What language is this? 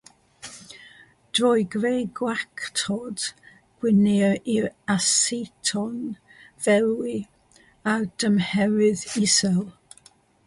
Welsh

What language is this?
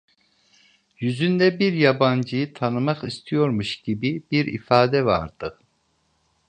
Turkish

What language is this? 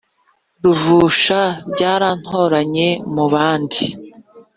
Kinyarwanda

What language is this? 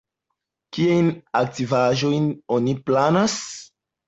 Esperanto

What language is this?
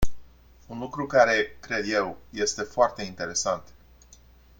Romanian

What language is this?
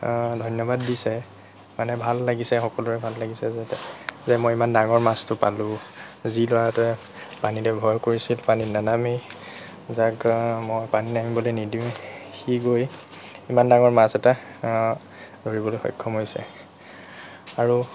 Assamese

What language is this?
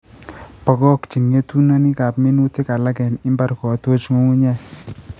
Kalenjin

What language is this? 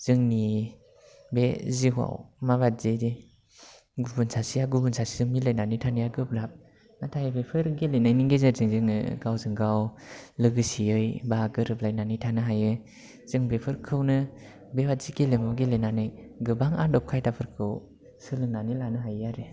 Bodo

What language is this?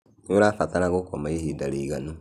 Kikuyu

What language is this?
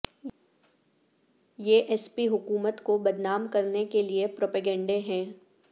Urdu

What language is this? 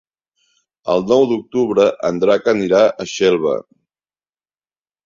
Catalan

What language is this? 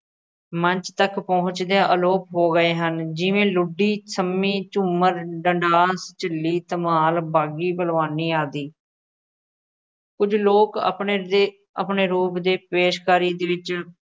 Punjabi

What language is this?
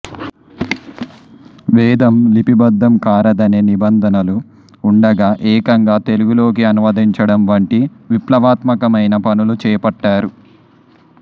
Telugu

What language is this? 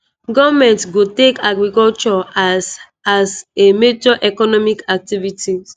Nigerian Pidgin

